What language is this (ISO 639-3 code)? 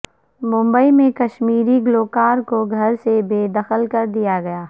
urd